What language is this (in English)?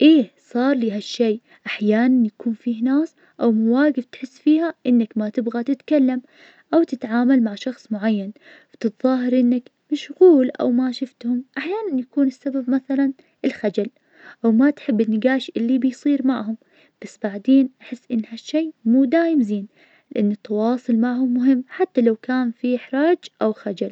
Najdi Arabic